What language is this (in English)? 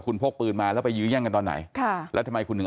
Thai